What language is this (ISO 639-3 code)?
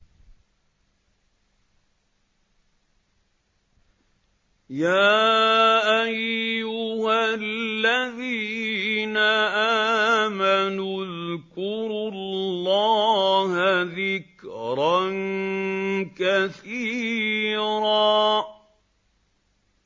ara